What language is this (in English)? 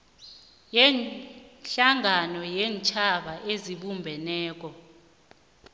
South Ndebele